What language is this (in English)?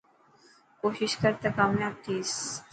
Dhatki